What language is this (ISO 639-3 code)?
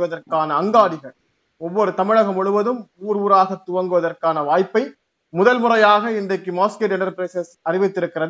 tam